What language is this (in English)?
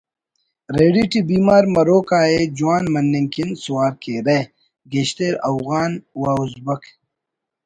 Brahui